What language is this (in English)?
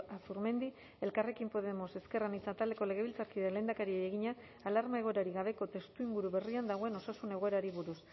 Basque